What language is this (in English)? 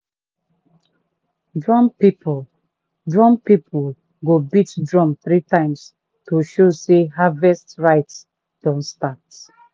Nigerian Pidgin